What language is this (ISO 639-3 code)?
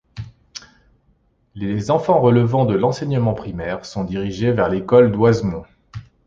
fra